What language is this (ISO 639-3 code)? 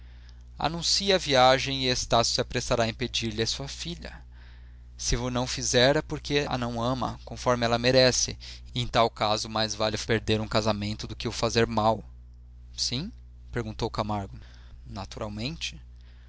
por